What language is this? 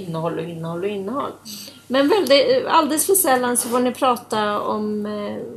Swedish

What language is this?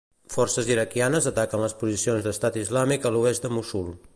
Catalan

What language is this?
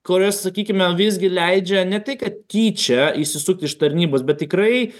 Lithuanian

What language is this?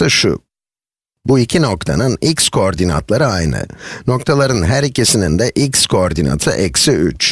Turkish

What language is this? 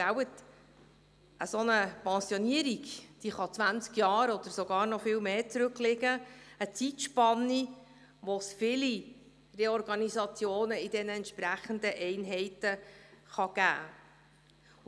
Swiss German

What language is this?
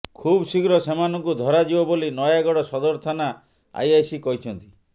Odia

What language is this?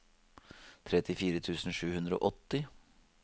Norwegian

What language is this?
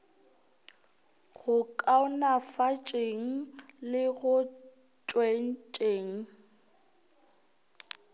Northern Sotho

